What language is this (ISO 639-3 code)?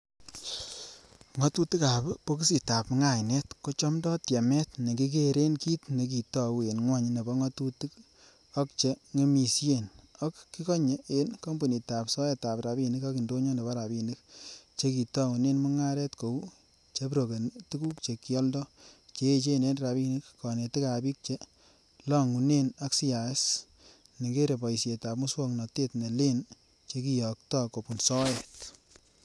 kln